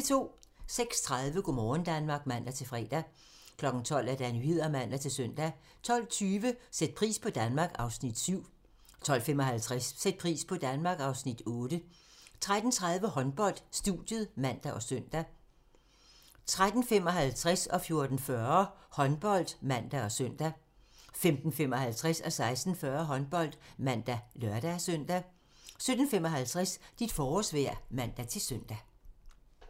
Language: Danish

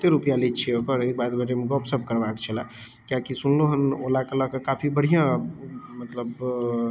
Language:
Maithili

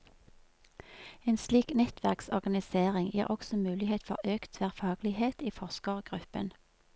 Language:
Norwegian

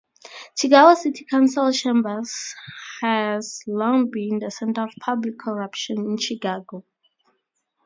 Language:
English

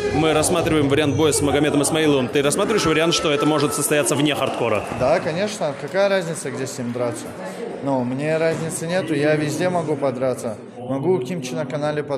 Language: Russian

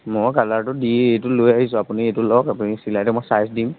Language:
Assamese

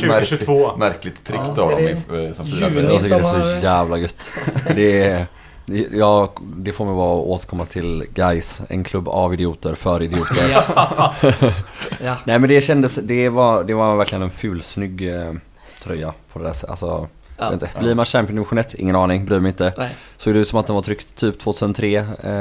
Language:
Swedish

